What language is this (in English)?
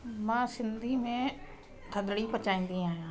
Sindhi